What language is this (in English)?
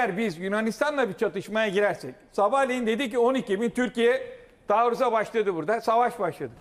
Turkish